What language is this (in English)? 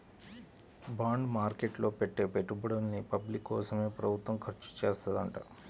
Telugu